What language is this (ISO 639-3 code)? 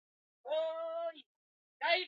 swa